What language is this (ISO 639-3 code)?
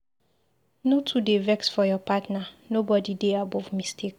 pcm